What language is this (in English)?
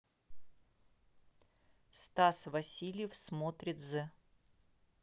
Russian